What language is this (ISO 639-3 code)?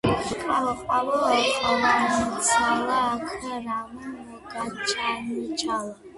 kat